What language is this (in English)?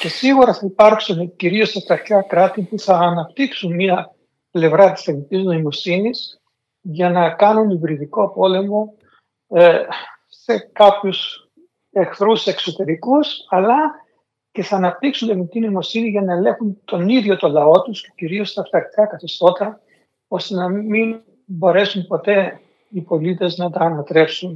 Greek